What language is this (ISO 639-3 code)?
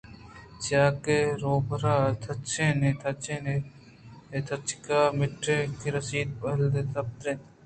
bgp